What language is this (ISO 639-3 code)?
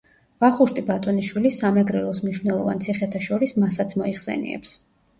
kat